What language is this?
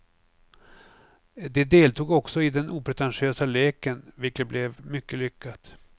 Swedish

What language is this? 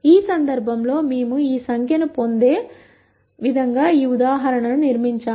Telugu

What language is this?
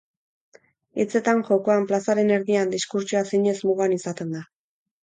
Basque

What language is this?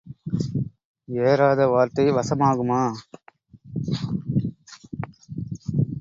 Tamil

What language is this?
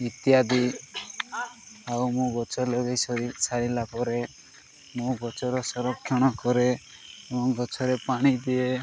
Odia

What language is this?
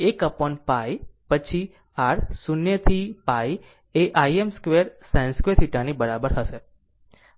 Gujarati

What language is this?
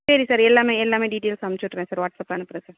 Tamil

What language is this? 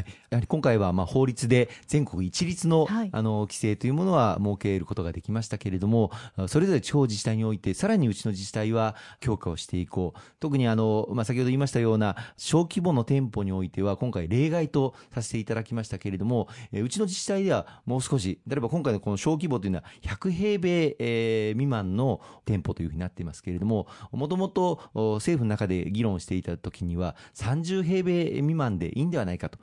Japanese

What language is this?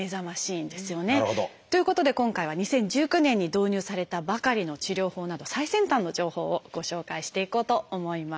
Japanese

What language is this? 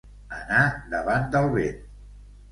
Catalan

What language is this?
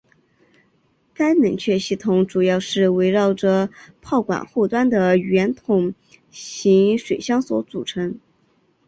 Chinese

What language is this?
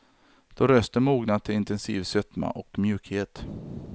Swedish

